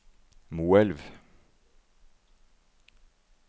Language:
Norwegian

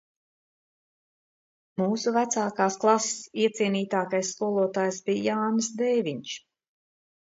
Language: Latvian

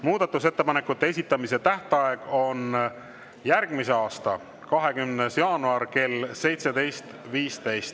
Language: Estonian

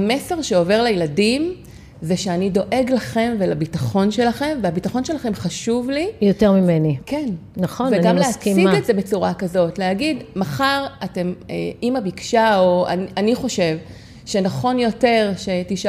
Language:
Hebrew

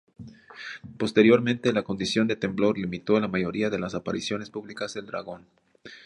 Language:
Spanish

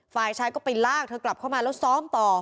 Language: Thai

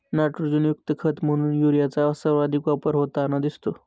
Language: Marathi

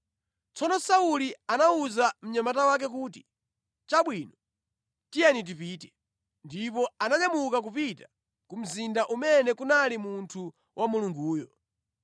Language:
Nyanja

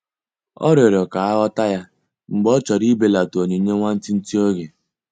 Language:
Igbo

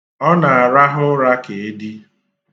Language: Igbo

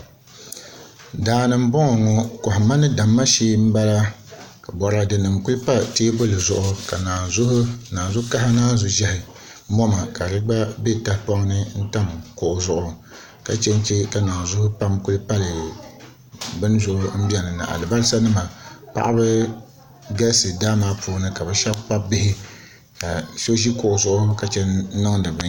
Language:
Dagbani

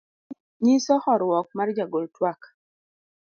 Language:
Luo (Kenya and Tanzania)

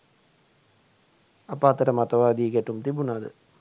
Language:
Sinhala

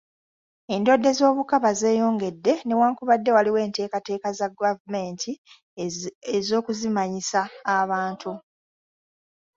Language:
Ganda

